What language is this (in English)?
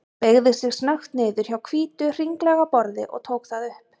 Icelandic